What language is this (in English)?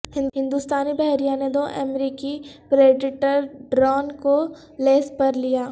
Urdu